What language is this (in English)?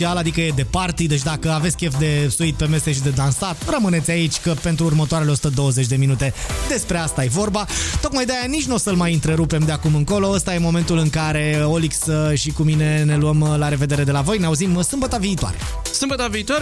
Romanian